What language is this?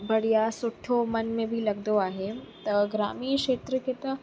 Sindhi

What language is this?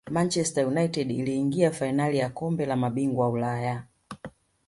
Swahili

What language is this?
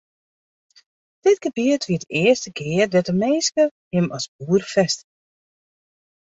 Western Frisian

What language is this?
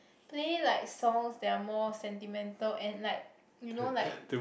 English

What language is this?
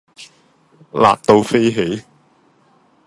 Cantonese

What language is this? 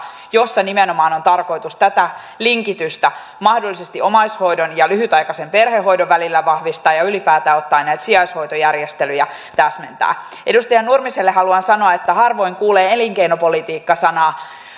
Finnish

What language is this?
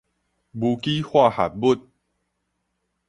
Min Nan Chinese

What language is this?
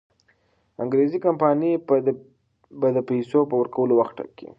Pashto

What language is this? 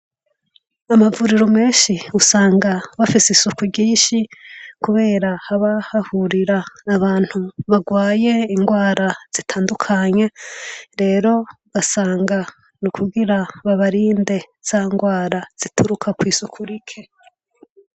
Rundi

